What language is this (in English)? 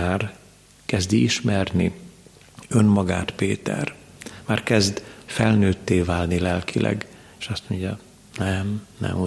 Hungarian